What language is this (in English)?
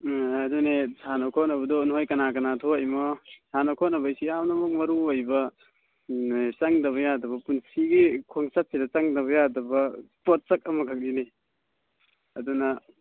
Manipuri